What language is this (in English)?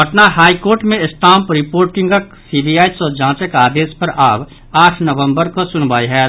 Maithili